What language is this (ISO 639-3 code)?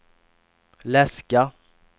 swe